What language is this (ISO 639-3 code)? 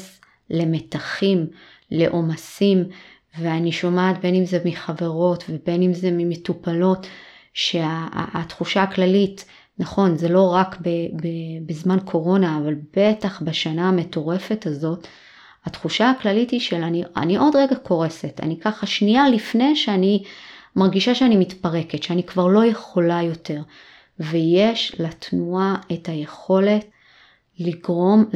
heb